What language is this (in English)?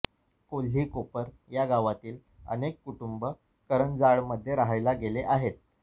Marathi